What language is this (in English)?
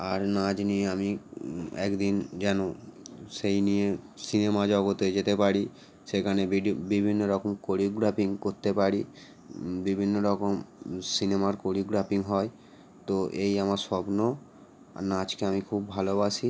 Bangla